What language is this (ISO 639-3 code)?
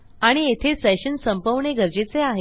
mar